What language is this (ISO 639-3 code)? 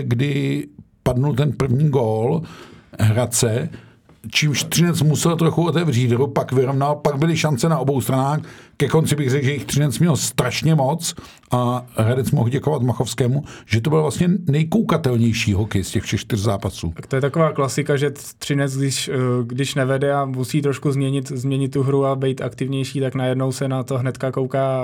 ces